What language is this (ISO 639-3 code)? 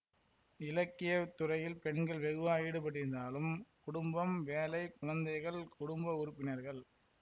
tam